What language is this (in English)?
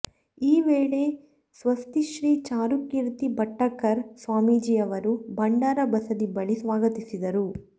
Kannada